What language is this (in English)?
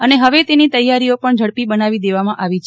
Gujarati